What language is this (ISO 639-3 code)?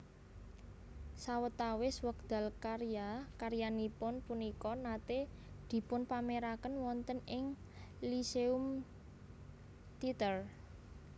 jav